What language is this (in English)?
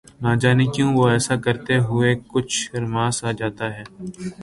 Urdu